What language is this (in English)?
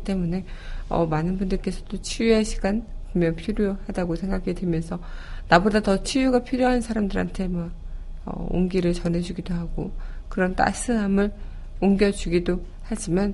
Korean